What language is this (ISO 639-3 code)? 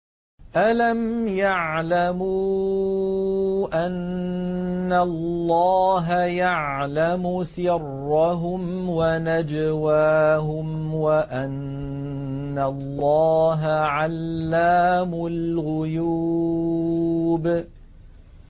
ara